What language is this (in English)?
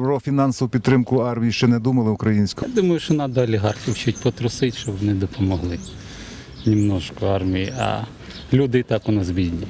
Ukrainian